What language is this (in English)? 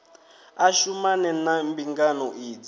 Venda